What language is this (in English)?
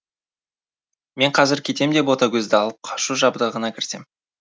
Kazakh